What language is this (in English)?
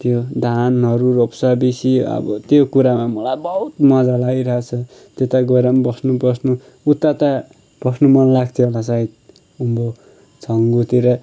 Nepali